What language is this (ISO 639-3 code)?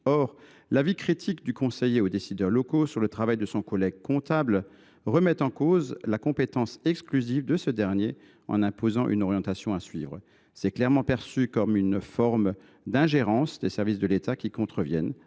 fra